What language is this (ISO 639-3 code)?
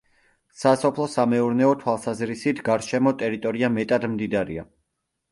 kat